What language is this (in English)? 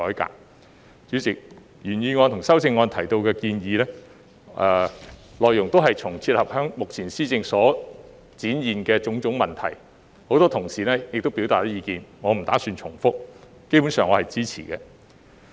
Cantonese